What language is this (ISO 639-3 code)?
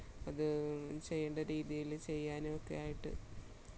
mal